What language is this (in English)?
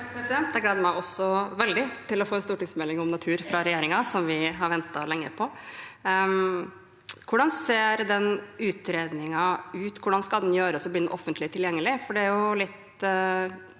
Norwegian